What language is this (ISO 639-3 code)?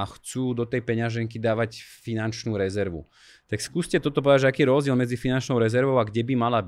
slk